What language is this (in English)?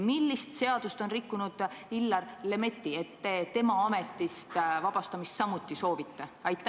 Estonian